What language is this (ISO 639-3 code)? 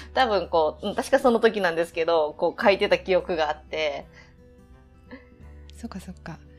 jpn